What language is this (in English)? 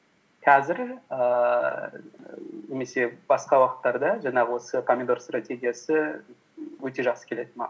Kazakh